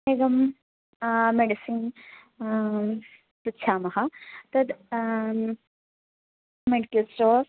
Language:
Sanskrit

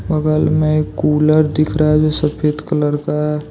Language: Hindi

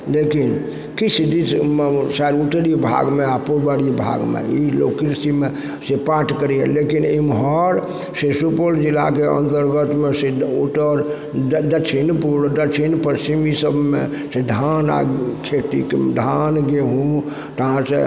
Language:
Maithili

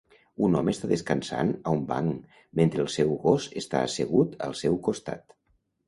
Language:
Catalan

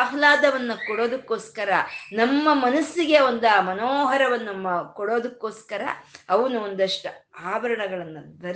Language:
Kannada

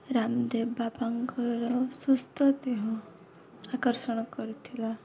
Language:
Odia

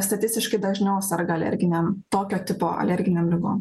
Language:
Lithuanian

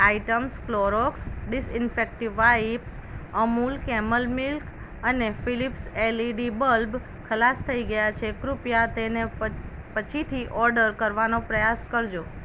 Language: Gujarati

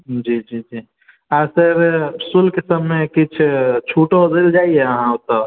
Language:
Maithili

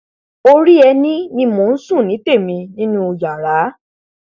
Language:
Yoruba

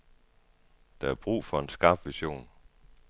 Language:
Danish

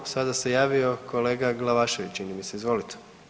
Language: Croatian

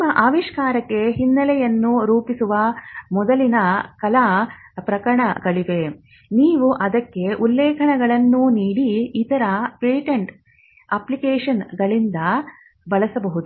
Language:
Kannada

